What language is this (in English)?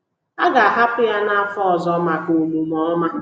Igbo